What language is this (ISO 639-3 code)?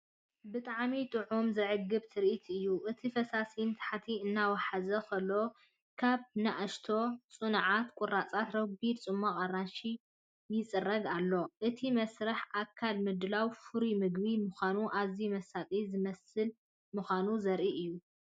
tir